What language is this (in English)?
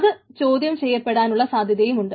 Malayalam